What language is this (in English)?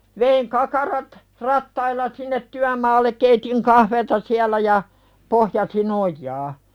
Finnish